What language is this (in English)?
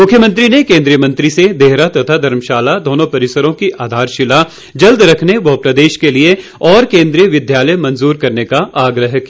Hindi